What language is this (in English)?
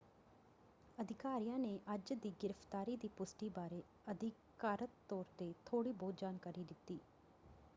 Punjabi